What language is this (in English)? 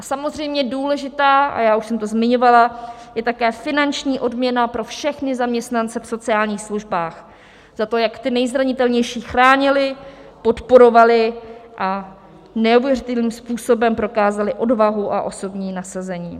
Czech